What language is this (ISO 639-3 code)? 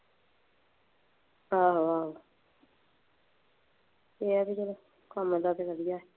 pan